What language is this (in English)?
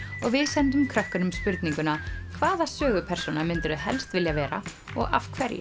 Icelandic